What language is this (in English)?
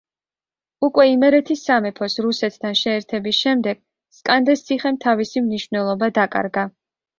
Georgian